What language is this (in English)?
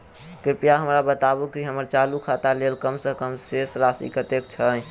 Maithili